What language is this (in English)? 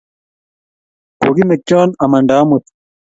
Kalenjin